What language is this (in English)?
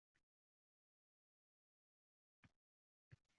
Uzbek